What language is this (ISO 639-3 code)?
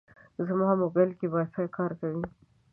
pus